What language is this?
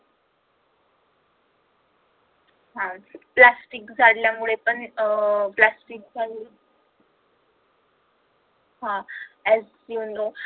Marathi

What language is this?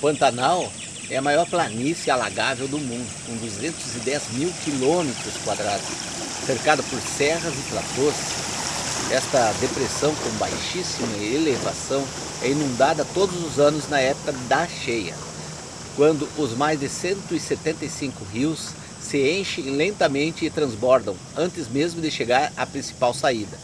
Portuguese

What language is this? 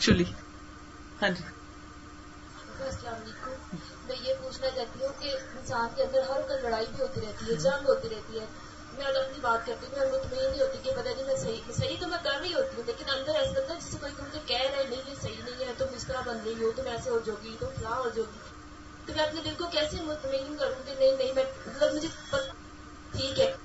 Urdu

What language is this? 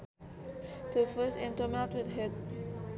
Sundanese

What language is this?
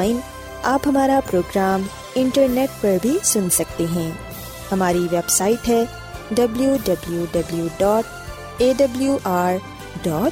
Urdu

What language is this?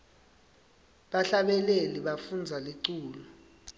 Swati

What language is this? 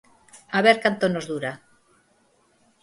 Galician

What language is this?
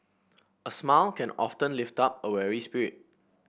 English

